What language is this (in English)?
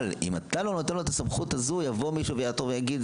Hebrew